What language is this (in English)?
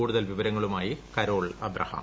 Malayalam